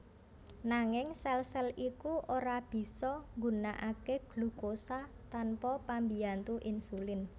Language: Javanese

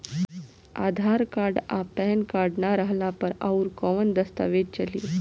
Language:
Bhojpuri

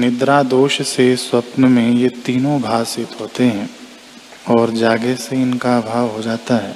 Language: Hindi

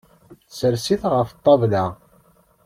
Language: Kabyle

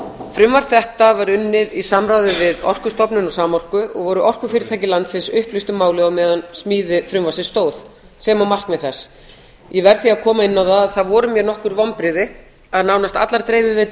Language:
Icelandic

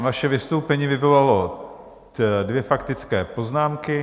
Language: Czech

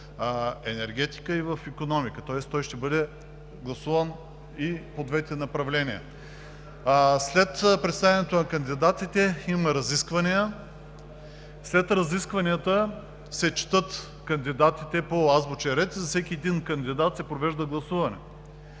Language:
Bulgarian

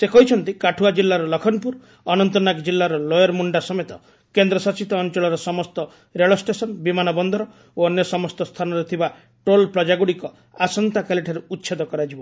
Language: Odia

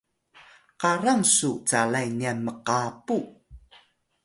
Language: Atayal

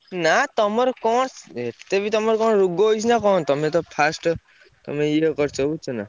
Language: Odia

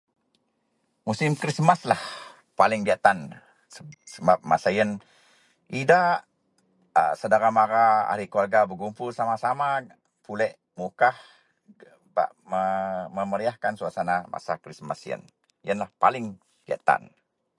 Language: Central Melanau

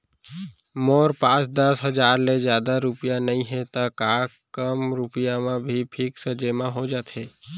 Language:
Chhattisgarhi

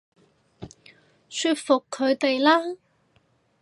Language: Cantonese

